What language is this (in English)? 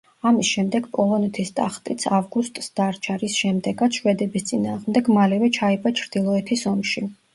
Georgian